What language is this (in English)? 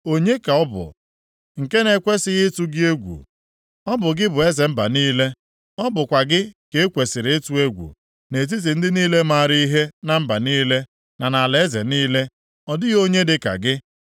Igbo